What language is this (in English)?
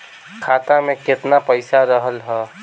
Bhojpuri